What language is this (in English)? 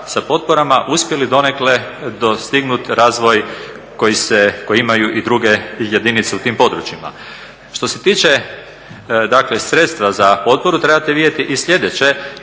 Croatian